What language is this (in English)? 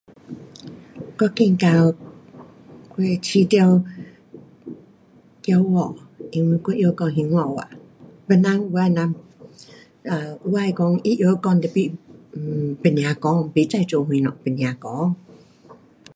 Pu-Xian Chinese